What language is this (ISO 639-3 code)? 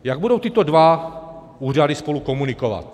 ces